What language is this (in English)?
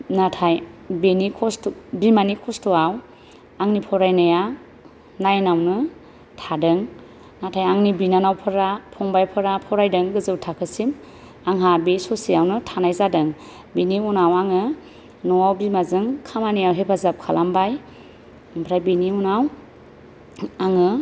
Bodo